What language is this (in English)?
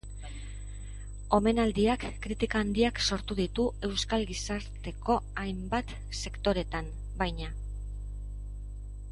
Basque